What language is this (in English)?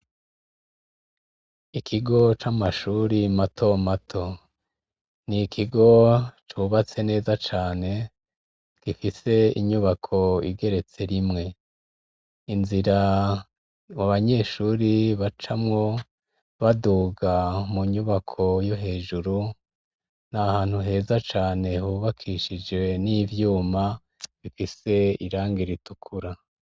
Rundi